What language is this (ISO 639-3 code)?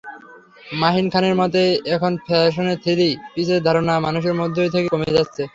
ben